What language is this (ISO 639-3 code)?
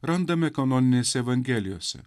lit